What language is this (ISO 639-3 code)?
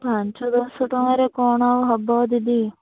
ori